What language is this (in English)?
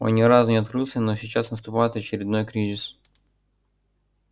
Russian